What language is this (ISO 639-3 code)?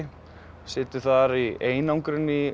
isl